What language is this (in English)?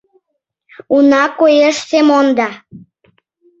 Mari